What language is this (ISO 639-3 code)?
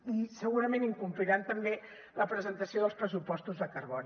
cat